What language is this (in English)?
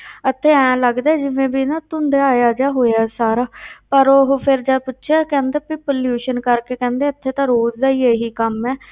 Punjabi